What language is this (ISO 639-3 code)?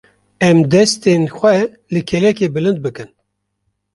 kur